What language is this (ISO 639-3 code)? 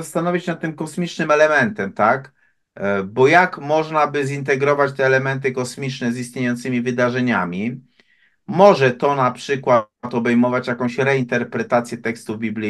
pol